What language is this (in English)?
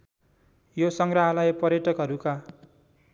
Nepali